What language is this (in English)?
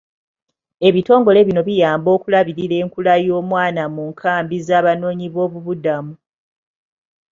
Ganda